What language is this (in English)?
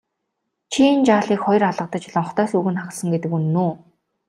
Mongolian